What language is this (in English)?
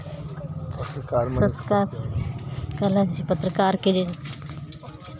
Maithili